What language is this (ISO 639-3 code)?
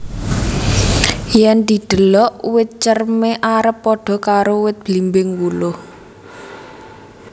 jav